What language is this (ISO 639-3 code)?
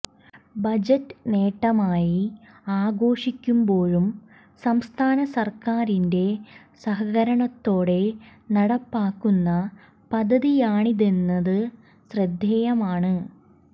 mal